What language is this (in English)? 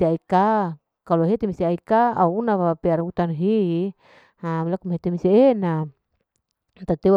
Larike-Wakasihu